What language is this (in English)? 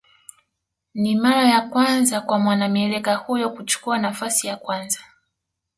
Swahili